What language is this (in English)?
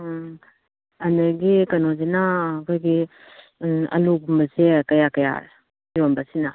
Manipuri